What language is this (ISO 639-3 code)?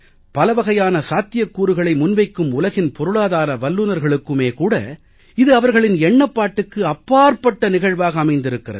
tam